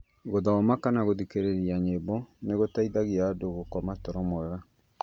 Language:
Kikuyu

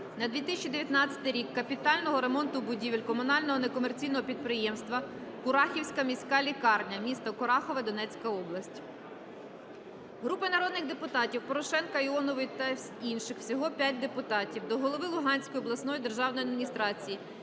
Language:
Ukrainian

